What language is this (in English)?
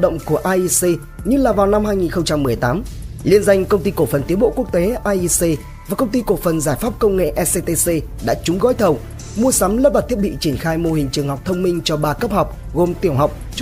Vietnamese